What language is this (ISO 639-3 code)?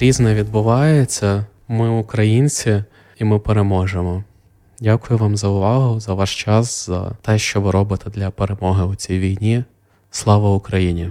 ukr